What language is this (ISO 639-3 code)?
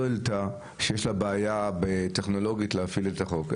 heb